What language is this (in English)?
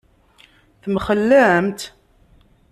Kabyle